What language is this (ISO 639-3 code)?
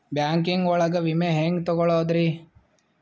kan